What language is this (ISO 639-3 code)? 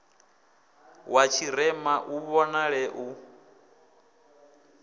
ven